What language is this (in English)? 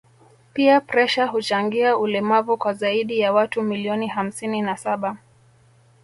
Swahili